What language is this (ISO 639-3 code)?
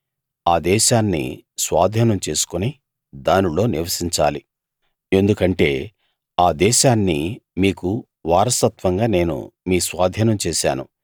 tel